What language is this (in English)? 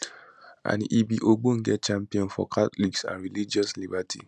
Nigerian Pidgin